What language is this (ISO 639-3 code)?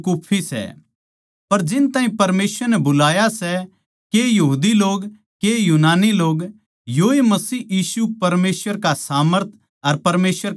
bgc